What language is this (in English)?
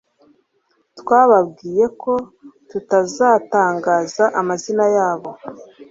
Kinyarwanda